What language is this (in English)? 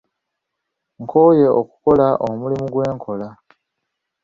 Ganda